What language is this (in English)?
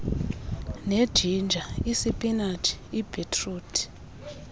Xhosa